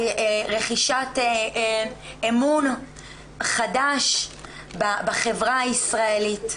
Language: Hebrew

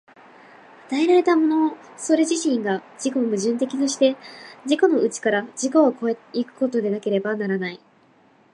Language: Japanese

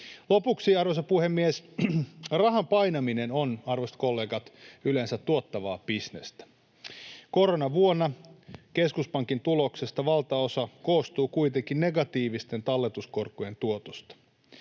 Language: Finnish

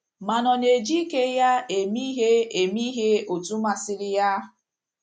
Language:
Igbo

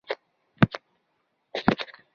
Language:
Kabyle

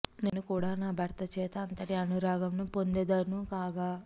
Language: Telugu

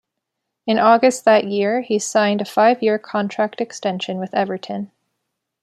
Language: English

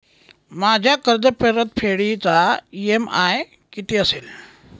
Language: Marathi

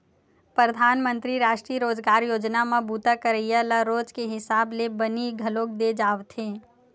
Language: Chhattisgarhi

